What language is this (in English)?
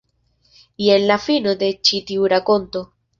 Esperanto